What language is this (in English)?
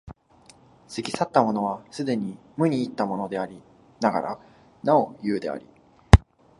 Japanese